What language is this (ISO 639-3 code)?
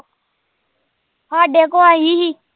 pan